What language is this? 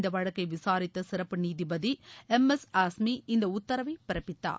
Tamil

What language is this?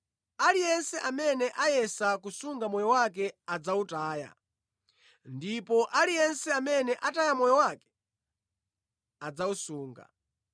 Nyanja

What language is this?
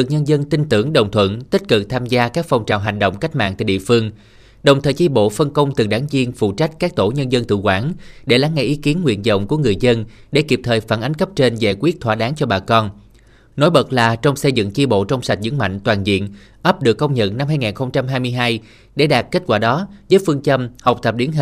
Vietnamese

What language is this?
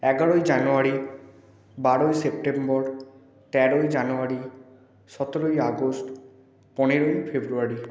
Bangla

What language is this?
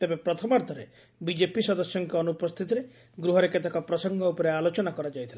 Odia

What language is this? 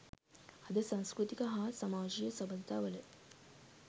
Sinhala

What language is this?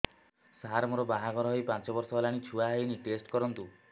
Odia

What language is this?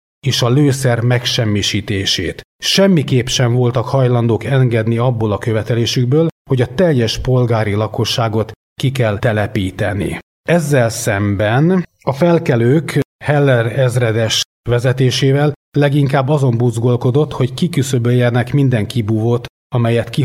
Hungarian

